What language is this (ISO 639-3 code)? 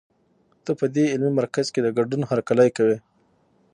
pus